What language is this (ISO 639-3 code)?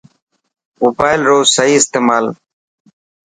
mki